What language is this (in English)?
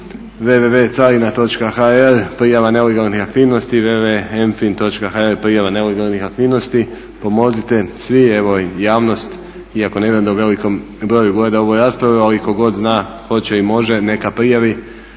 Croatian